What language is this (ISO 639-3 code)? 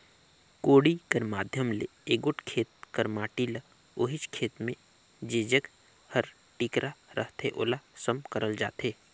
hne